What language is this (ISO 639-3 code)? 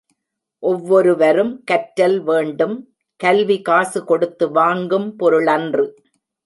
tam